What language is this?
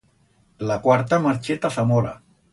Aragonese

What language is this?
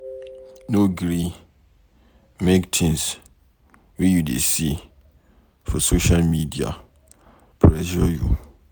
Nigerian Pidgin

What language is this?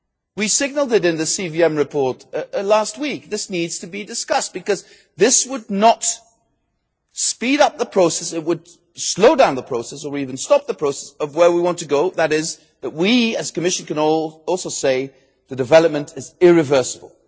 English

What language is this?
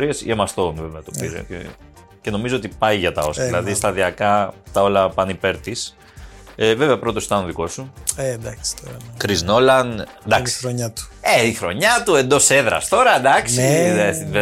Greek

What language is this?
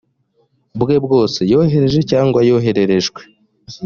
Kinyarwanda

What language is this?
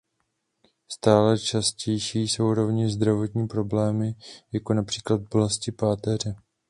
Czech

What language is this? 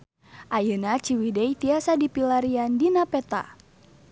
Sundanese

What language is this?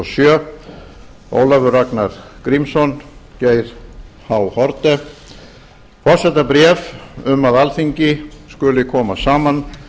Icelandic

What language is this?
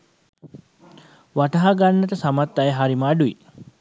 Sinhala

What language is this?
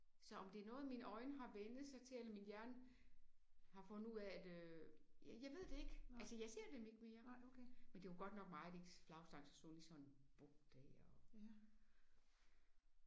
Danish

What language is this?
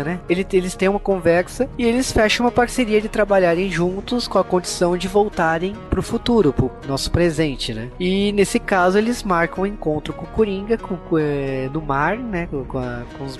Portuguese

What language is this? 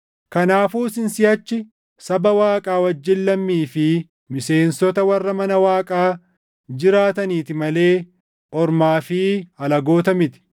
Oromo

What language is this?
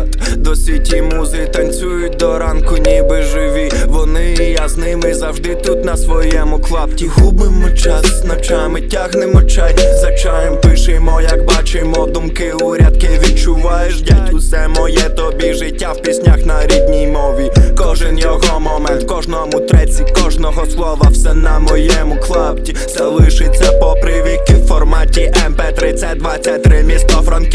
Ukrainian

